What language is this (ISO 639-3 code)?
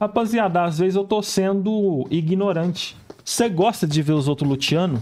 por